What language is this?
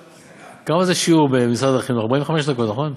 Hebrew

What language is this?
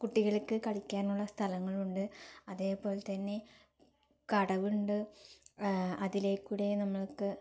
Malayalam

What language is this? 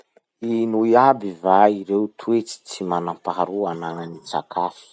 Masikoro Malagasy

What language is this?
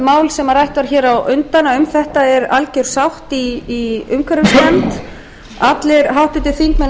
Icelandic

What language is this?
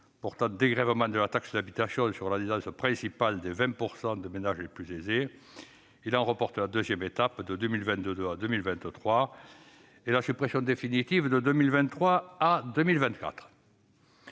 French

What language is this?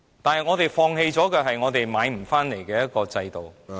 Cantonese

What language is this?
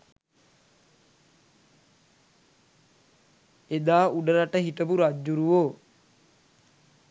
Sinhala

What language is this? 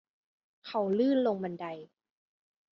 Thai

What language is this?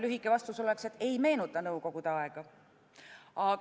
Estonian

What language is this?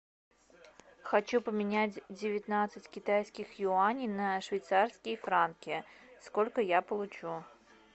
Russian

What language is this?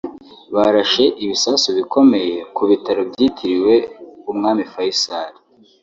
Kinyarwanda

